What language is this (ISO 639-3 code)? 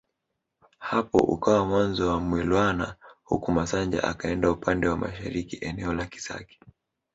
swa